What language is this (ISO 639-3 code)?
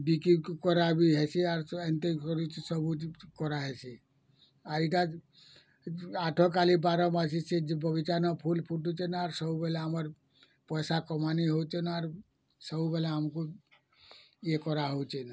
ori